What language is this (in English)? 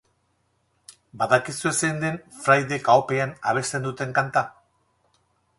Basque